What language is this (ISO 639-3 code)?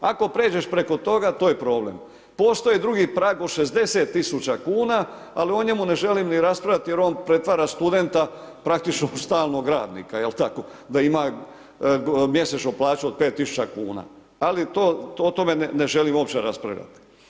hrv